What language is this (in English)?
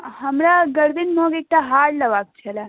Maithili